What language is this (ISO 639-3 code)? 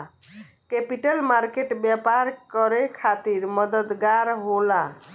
bho